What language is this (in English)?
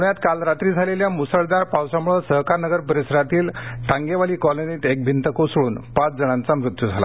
Marathi